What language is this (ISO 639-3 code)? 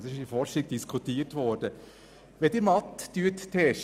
gsw